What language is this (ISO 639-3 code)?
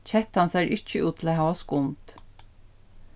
fao